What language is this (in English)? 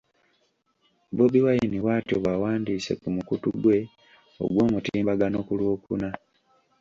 Ganda